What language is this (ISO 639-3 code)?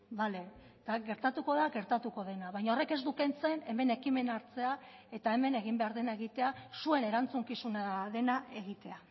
eus